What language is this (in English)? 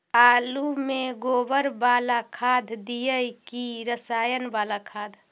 Magahi